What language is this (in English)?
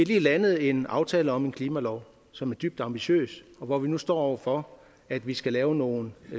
Danish